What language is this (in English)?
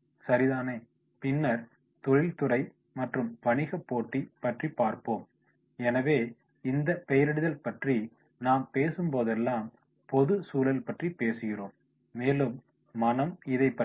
Tamil